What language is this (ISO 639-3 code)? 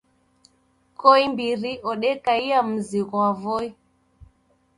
dav